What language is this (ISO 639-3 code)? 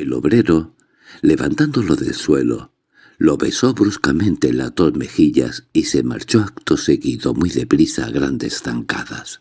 spa